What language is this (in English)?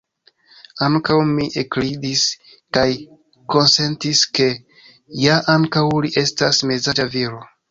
Esperanto